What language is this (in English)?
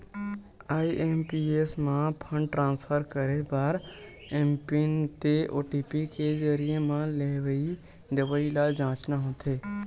Chhattisgarhi